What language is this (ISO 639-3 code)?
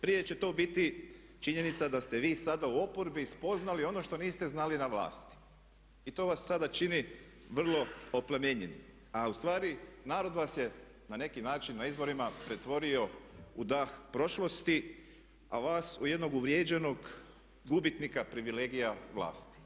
hrv